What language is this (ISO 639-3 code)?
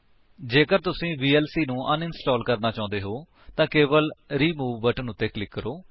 pan